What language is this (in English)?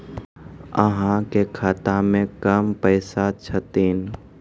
Maithili